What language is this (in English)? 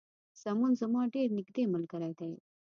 Pashto